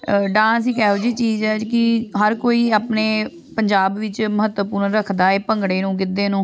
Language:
Punjabi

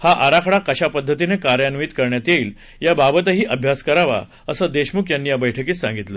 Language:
Marathi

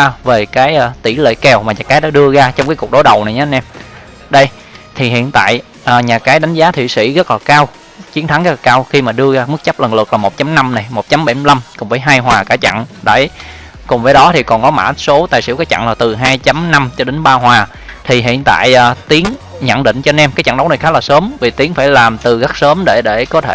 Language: Vietnamese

